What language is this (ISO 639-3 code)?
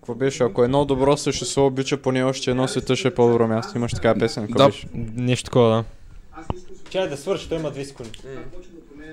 bul